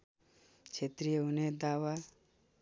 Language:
Nepali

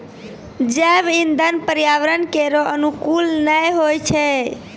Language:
Maithili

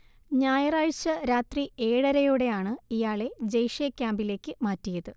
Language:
Malayalam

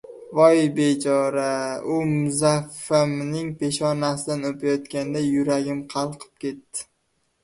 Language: Uzbek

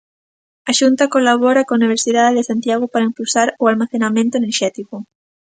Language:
Galician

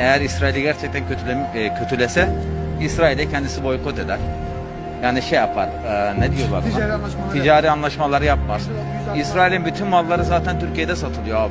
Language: Turkish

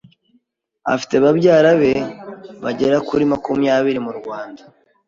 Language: Kinyarwanda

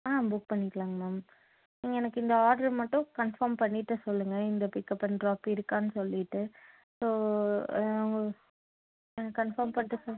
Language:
Tamil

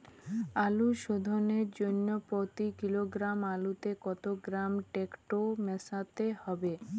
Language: Bangla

